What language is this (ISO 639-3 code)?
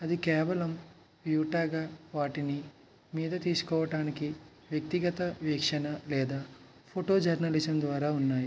tel